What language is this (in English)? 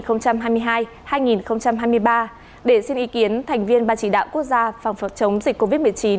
Vietnamese